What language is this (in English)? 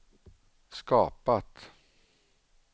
Swedish